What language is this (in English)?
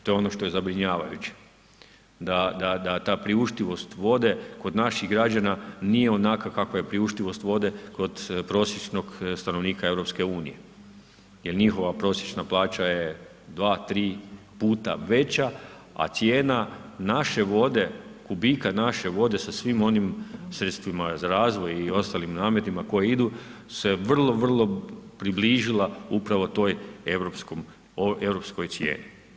Croatian